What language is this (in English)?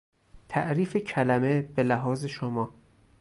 Persian